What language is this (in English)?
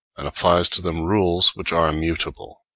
English